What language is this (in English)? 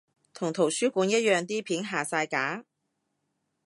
Cantonese